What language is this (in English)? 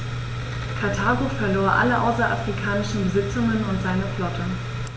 German